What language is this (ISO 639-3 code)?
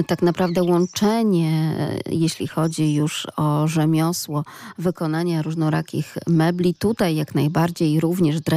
pol